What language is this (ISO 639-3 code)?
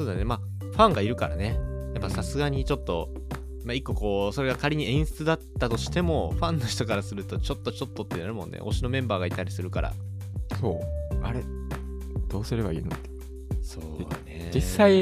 jpn